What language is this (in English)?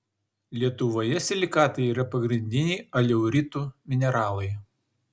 Lithuanian